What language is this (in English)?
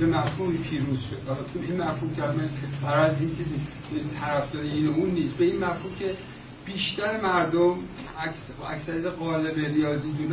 Persian